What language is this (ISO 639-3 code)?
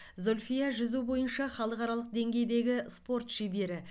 kaz